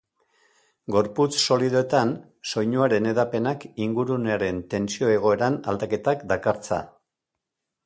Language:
Basque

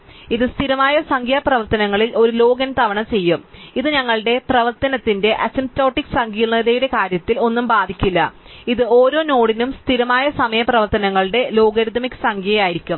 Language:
Malayalam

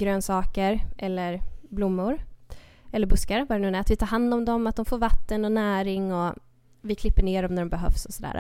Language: Swedish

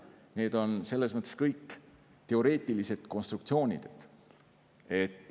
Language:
Estonian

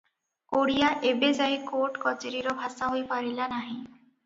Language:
Odia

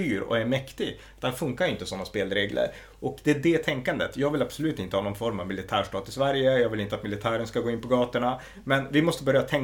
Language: Swedish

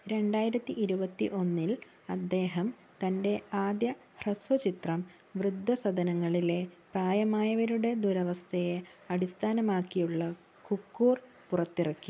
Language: Malayalam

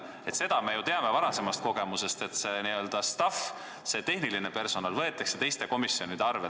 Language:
Estonian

